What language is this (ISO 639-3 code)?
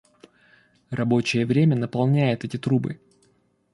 rus